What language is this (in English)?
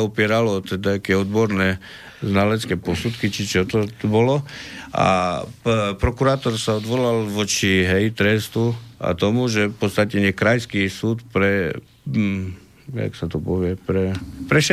Slovak